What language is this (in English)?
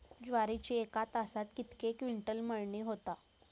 Marathi